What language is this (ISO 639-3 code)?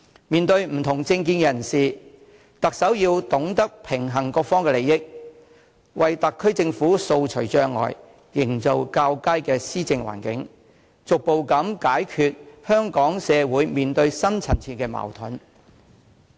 yue